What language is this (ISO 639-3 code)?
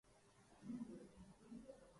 urd